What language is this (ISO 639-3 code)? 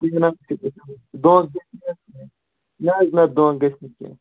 kas